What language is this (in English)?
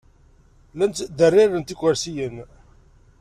Kabyle